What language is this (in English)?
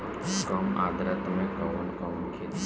Bhojpuri